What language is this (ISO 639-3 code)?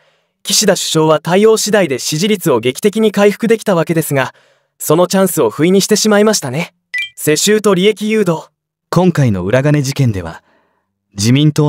jpn